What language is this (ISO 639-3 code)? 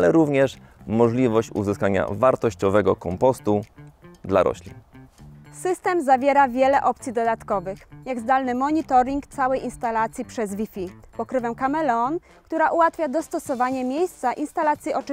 pol